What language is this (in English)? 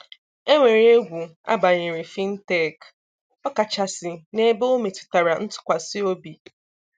Igbo